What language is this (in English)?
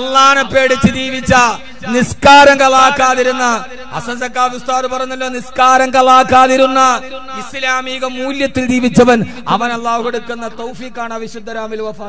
Arabic